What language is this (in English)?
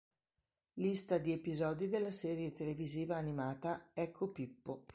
Italian